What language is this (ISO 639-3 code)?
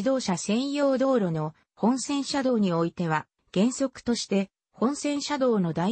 jpn